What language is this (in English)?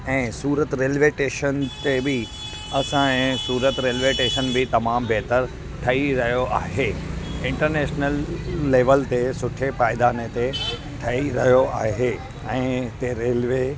Sindhi